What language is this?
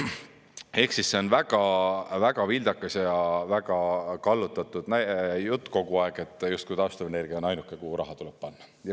Estonian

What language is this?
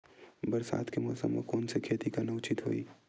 Chhattisgarhi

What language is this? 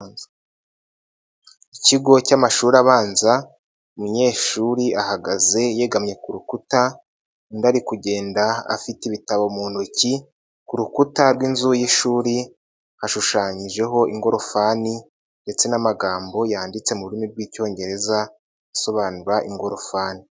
Kinyarwanda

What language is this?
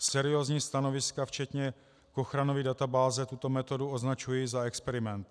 Czech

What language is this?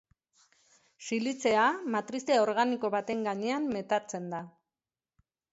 Basque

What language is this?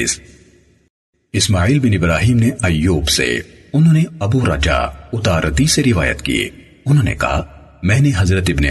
Urdu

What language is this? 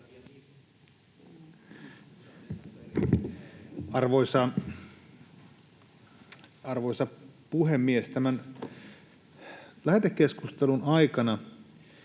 Finnish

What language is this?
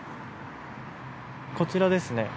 Japanese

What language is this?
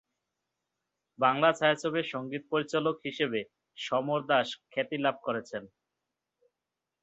Bangla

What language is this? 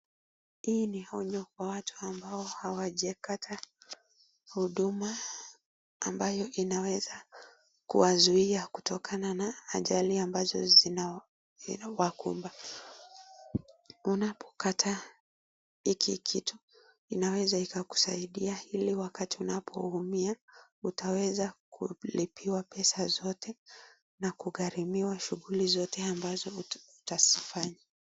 Swahili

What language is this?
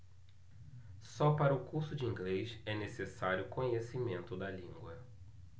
Portuguese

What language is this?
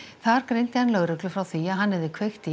Icelandic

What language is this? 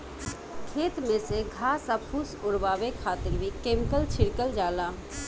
Bhojpuri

